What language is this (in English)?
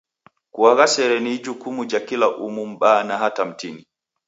Taita